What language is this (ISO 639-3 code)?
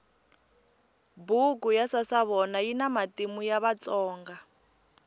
tso